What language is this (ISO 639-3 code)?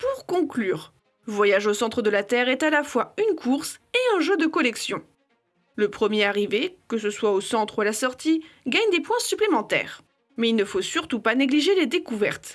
fra